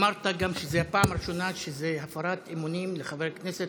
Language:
Hebrew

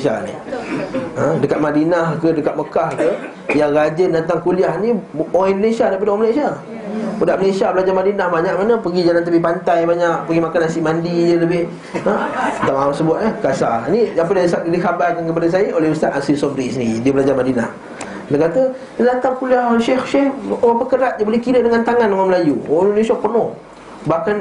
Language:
Malay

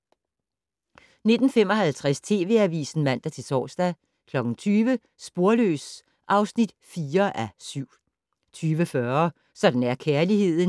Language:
Danish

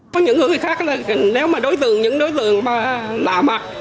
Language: Vietnamese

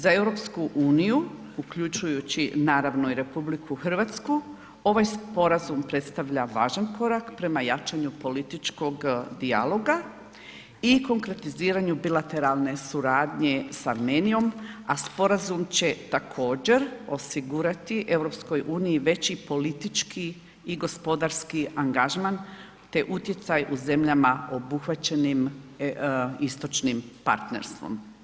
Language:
Croatian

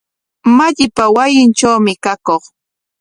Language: Corongo Ancash Quechua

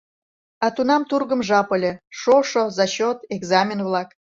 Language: Mari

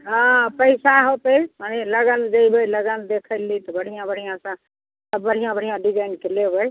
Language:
Maithili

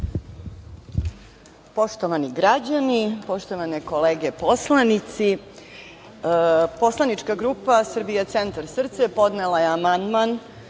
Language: Serbian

